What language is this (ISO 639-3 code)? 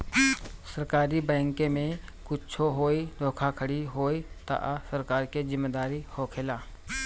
bho